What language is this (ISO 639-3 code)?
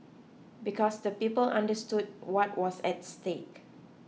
eng